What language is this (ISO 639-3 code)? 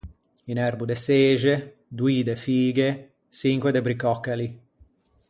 lij